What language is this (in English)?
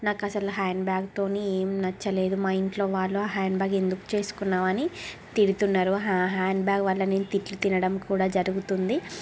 Telugu